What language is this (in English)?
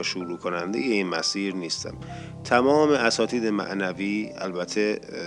Persian